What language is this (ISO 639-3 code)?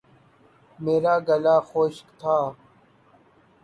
urd